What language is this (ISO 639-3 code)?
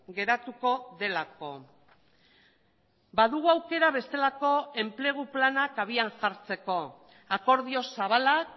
eus